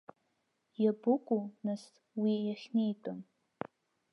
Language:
Abkhazian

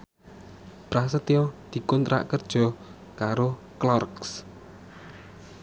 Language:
Javanese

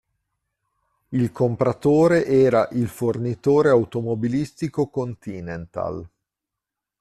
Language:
Italian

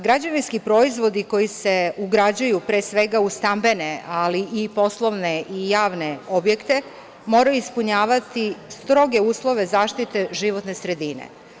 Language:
Serbian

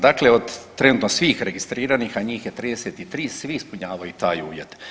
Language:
Croatian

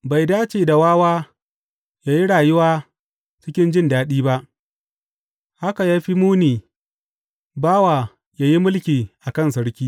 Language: Hausa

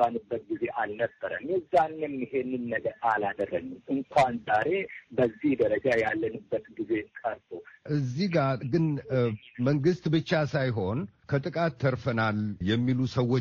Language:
Amharic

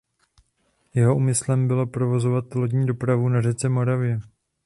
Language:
Czech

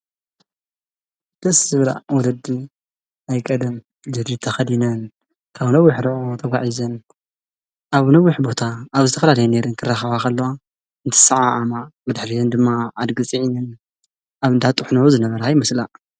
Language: Tigrinya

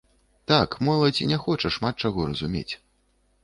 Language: Belarusian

